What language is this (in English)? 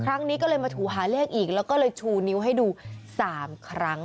Thai